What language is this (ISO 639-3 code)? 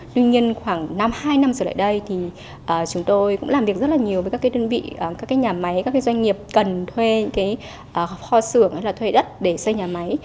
vie